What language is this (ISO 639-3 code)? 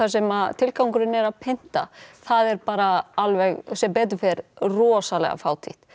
isl